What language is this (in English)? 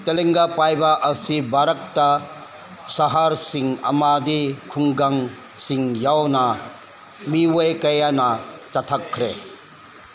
Manipuri